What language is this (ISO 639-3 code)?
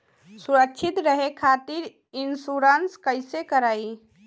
bho